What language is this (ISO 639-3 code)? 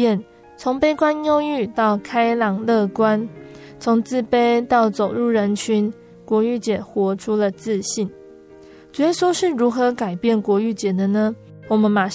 zho